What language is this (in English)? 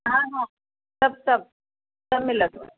Sindhi